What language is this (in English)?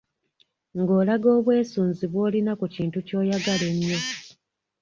Ganda